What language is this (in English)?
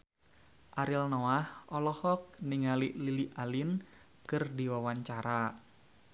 Sundanese